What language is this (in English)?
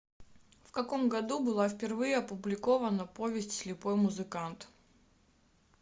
Russian